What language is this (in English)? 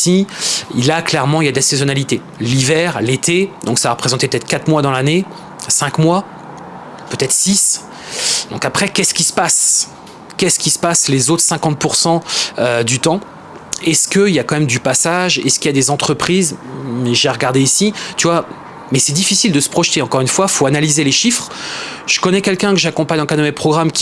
French